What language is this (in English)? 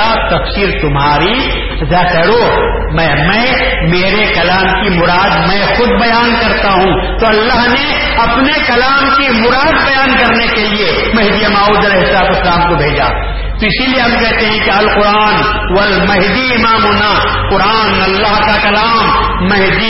Urdu